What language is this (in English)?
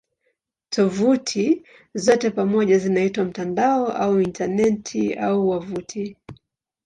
Swahili